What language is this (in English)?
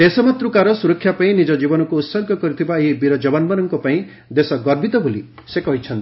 Odia